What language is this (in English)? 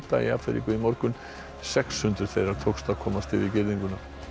Icelandic